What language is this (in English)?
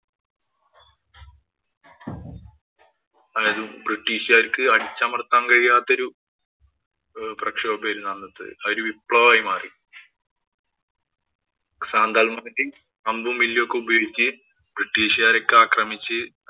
Malayalam